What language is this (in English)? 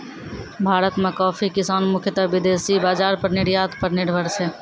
Maithili